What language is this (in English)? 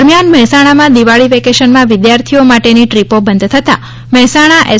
Gujarati